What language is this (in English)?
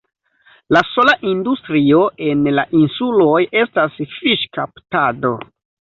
Esperanto